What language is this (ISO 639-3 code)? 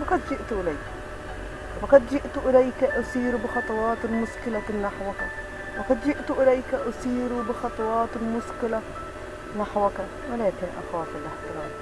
ara